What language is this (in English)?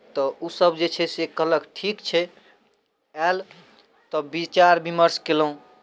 Maithili